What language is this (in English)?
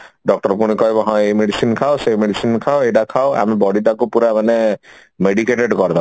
Odia